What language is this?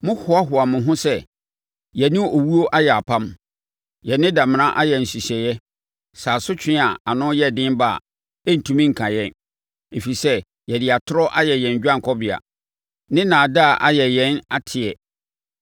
Akan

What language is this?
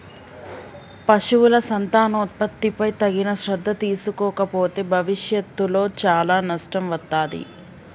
Telugu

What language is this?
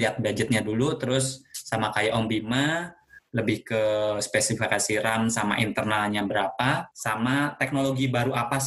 Indonesian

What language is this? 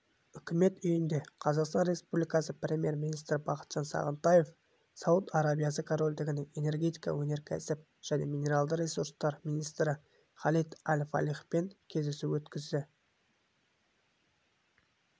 Kazakh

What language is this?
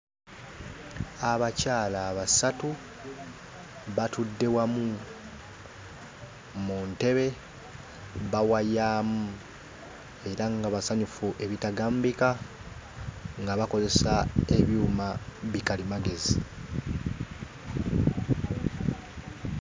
Ganda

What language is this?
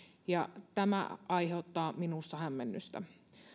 Finnish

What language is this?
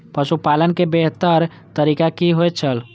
Maithili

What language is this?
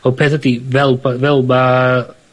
Welsh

